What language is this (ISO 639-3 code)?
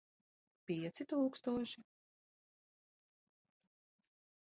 lav